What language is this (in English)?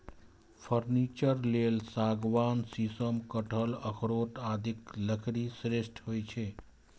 Maithili